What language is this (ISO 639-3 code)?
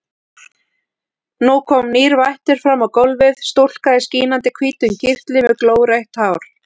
isl